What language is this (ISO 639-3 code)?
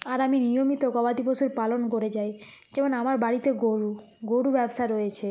ben